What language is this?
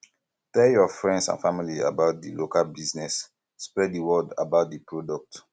Nigerian Pidgin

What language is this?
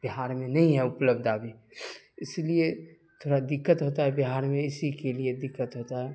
Urdu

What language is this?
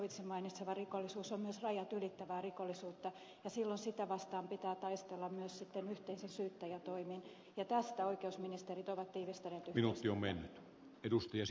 Finnish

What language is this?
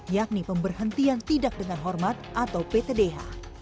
Indonesian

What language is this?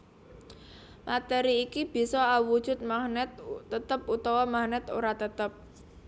Javanese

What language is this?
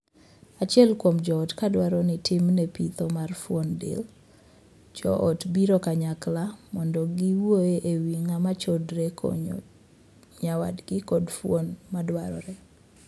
Luo (Kenya and Tanzania)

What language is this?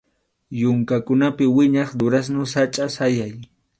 Arequipa-La Unión Quechua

